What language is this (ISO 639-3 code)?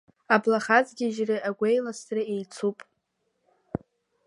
abk